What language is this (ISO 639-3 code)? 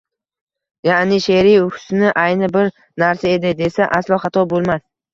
uzb